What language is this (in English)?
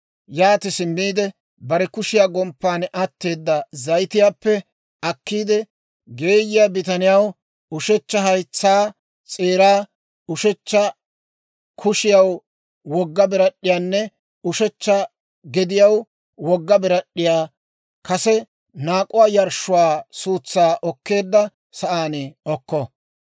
Dawro